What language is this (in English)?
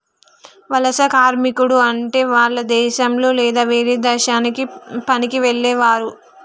Telugu